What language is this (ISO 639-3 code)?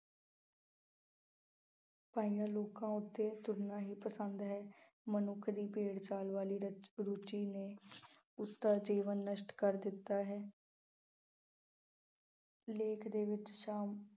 pan